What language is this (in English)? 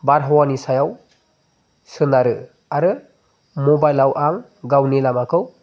Bodo